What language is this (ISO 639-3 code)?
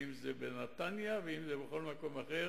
heb